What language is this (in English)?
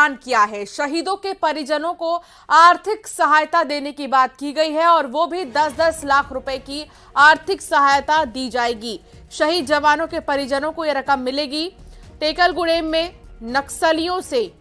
Hindi